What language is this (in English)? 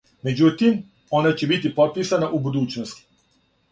Serbian